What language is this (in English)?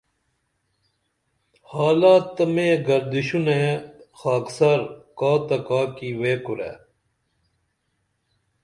Dameli